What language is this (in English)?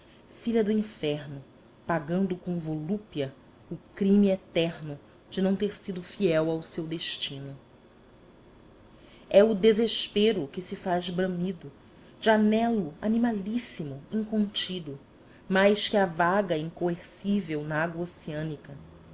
Portuguese